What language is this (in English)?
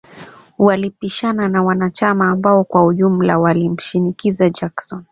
Swahili